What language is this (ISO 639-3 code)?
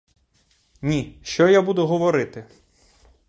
ukr